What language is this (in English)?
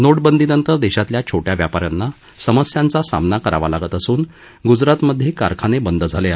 Marathi